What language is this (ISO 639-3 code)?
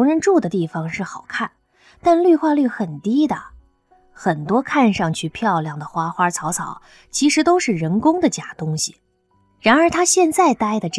zho